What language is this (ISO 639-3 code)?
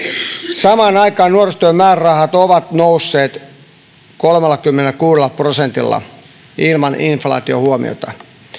fin